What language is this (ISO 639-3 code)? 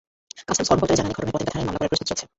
ben